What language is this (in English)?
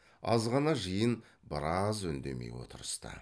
Kazakh